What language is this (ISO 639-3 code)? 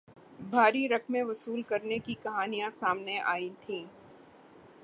urd